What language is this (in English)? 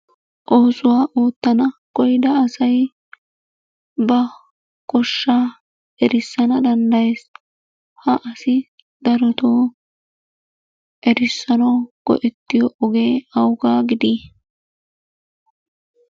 Wolaytta